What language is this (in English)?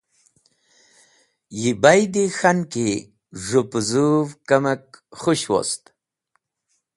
Wakhi